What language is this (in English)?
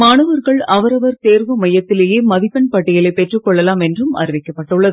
Tamil